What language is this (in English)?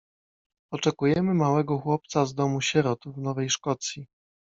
Polish